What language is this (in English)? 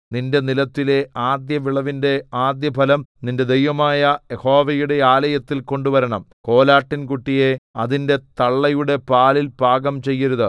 Malayalam